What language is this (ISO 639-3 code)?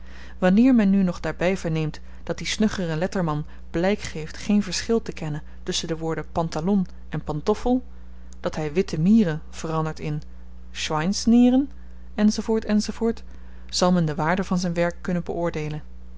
nld